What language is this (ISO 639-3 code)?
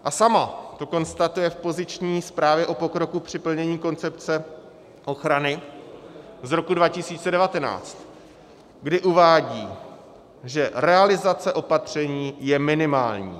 ces